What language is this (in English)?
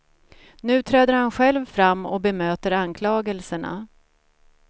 Swedish